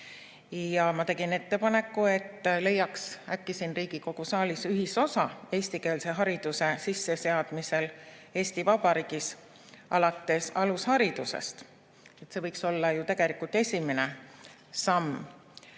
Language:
Estonian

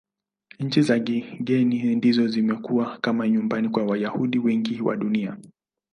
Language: Swahili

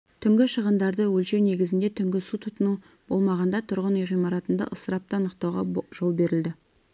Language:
Kazakh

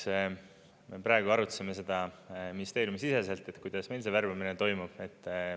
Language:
Estonian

